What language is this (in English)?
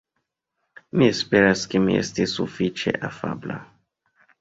Esperanto